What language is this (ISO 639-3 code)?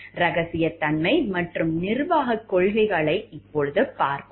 tam